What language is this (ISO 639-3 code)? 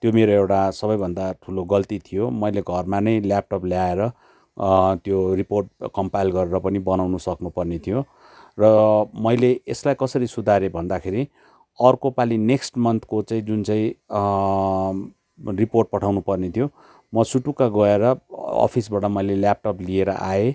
nep